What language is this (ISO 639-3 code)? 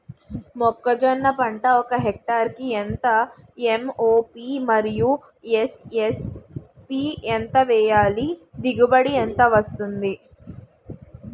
tel